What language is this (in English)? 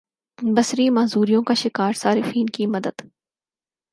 Urdu